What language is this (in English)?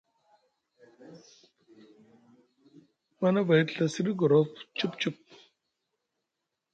Musgu